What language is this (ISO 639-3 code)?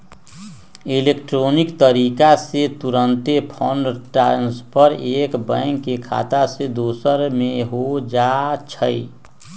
mag